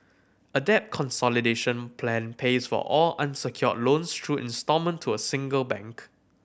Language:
English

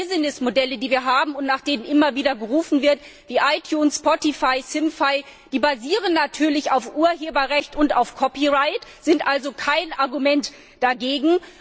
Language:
German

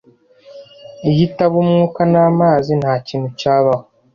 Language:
Kinyarwanda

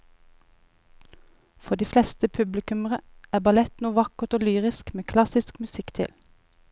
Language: Norwegian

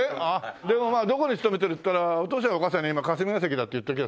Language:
Japanese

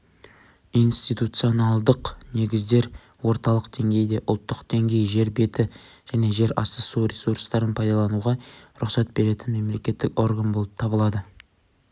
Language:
Kazakh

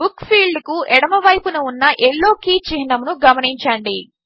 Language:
Telugu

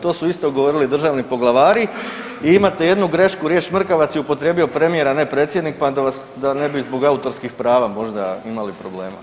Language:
Croatian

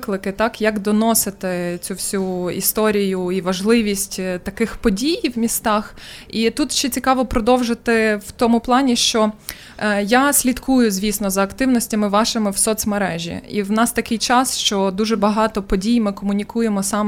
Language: Ukrainian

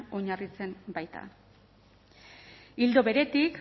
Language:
Basque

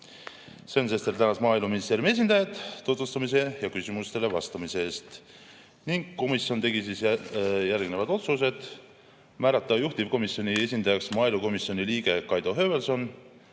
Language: Estonian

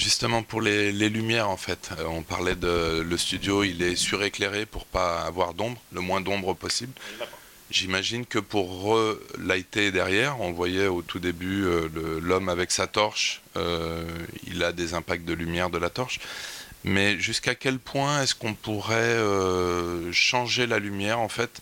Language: French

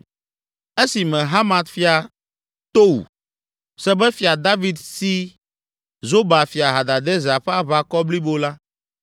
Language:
Ewe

